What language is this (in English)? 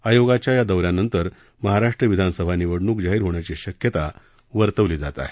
Marathi